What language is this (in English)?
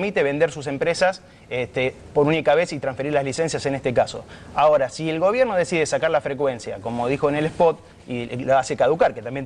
Spanish